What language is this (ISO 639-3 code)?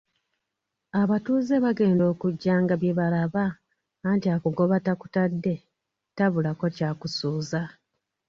lug